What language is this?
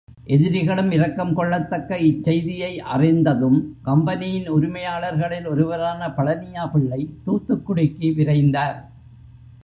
Tamil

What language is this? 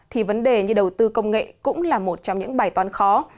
Vietnamese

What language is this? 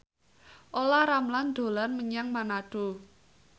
Javanese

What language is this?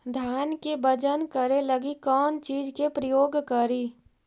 Magahi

